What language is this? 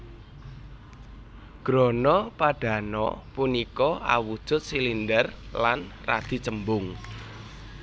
Javanese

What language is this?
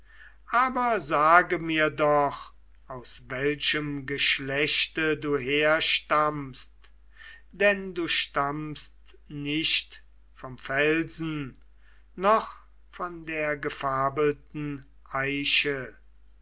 German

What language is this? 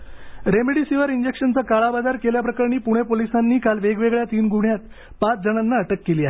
Marathi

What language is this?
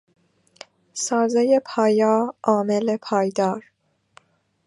Persian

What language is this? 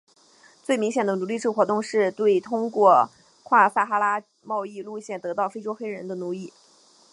Chinese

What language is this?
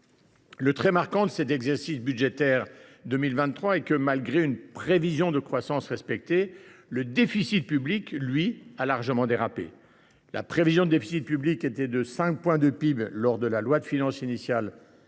French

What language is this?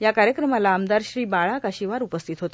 Marathi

